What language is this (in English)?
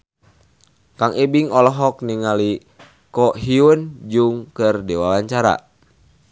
Sundanese